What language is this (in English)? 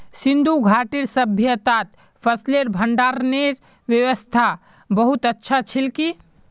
Magahi